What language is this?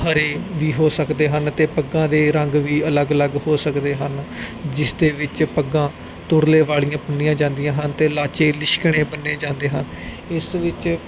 Punjabi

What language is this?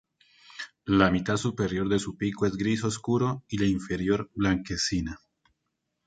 Spanish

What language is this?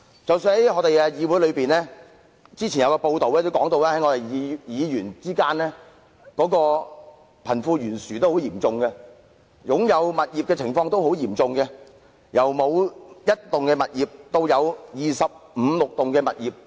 Cantonese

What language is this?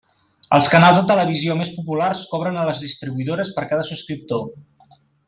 Catalan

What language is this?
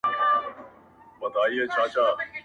Pashto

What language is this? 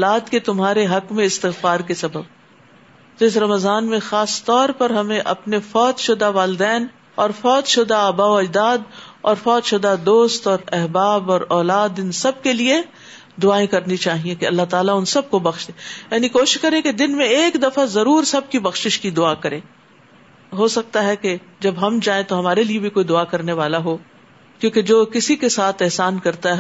Urdu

